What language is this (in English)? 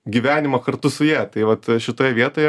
Lithuanian